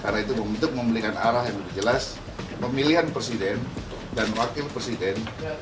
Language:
Indonesian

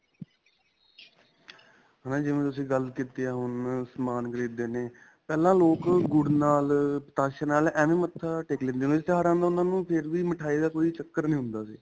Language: Punjabi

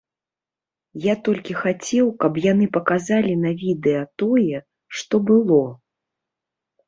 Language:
Belarusian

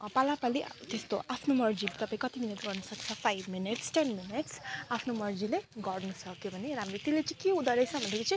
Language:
Nepali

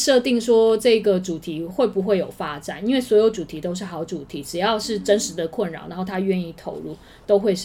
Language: Chinese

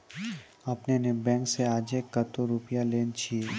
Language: Maithili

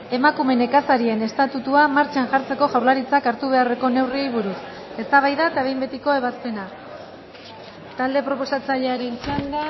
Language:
Basque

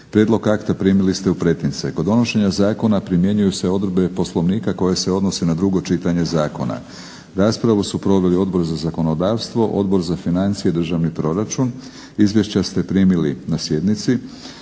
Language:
Croatian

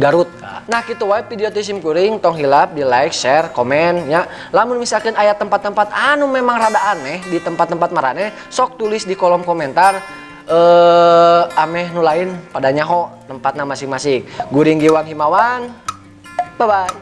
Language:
Indonesian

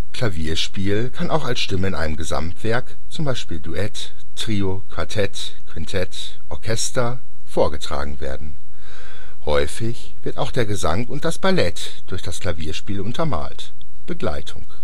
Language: German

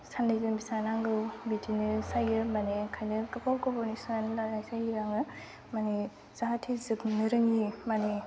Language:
Bodo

